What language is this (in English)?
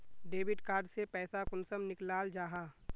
Magahi